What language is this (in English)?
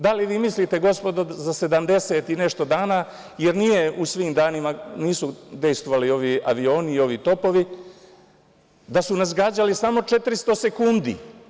Serbian